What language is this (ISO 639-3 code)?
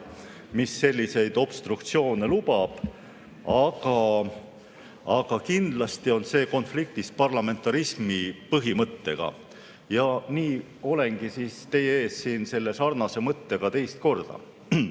est